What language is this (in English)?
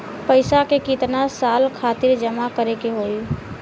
Bhojpuri